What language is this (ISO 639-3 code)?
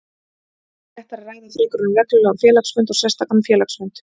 isl